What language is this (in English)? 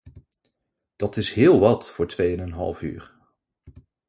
Dutch